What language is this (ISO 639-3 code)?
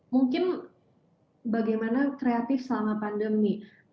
ind